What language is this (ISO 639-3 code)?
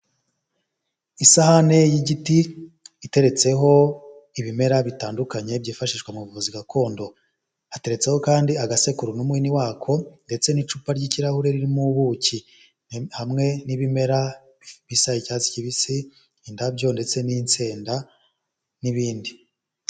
kin